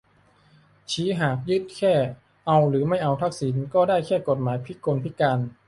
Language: Thai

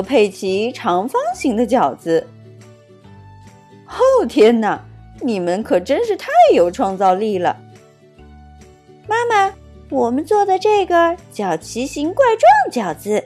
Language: Chinese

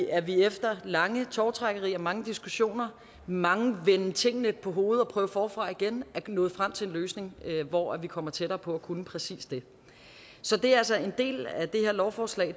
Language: Danish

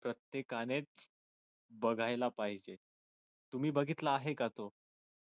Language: Marathi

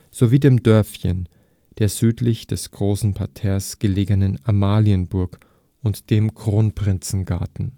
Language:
German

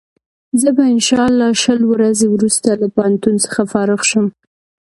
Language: Pashto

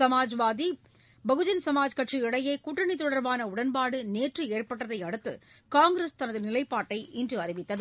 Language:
Tamil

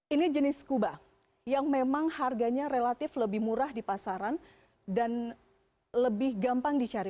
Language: Indonesian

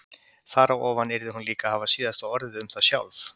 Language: Icelandic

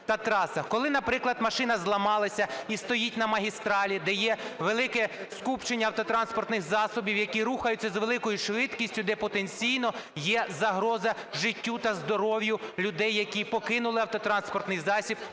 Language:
Ukrainian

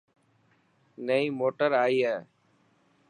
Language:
Dhatki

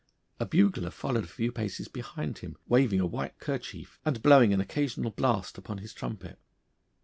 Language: English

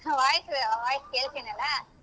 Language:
Kannada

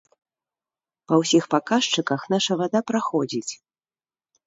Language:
Belarusian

